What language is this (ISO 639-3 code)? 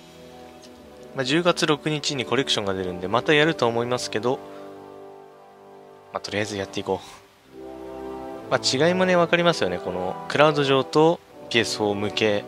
jpn